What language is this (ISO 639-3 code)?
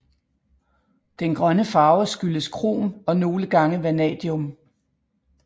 dan